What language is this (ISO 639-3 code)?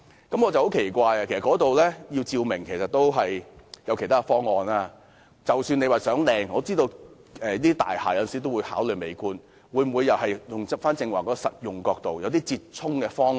yue